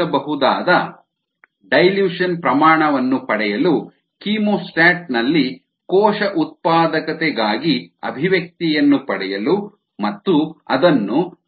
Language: Kannada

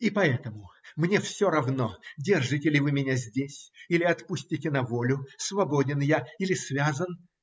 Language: Russian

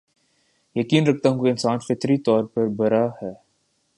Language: Urdu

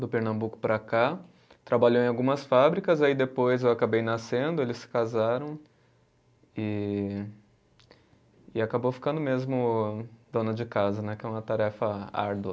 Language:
Portuguese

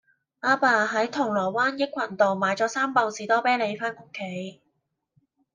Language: Cantonese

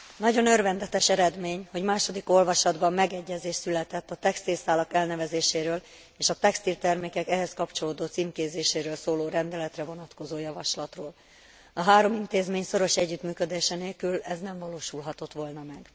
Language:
Hungarian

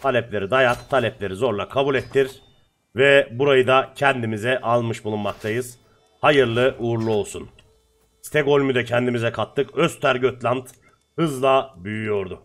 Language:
Turkish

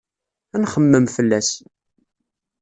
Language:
Kabyle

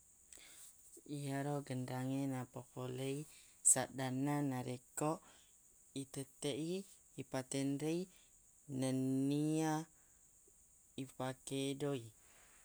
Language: Buginese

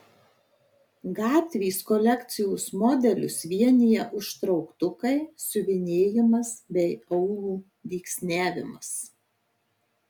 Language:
Lithuanian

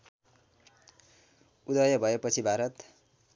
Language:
Nepali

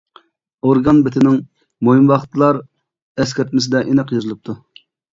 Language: Uyghur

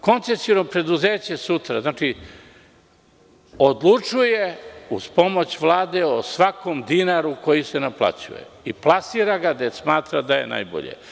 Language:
Serbian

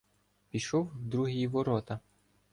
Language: Ukrainian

